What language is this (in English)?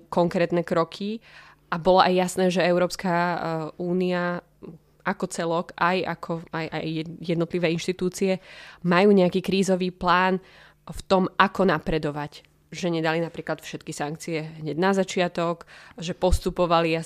Slovak